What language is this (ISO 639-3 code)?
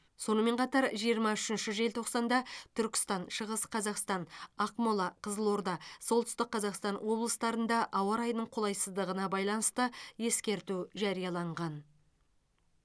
kaz